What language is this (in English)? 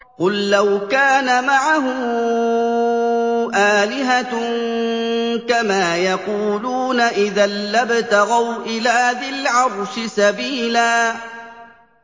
Arabic